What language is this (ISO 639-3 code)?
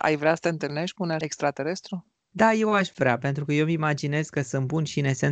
ron